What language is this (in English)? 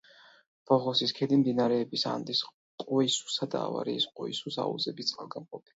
Georgian